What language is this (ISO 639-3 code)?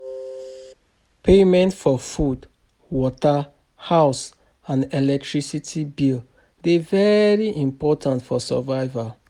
pcm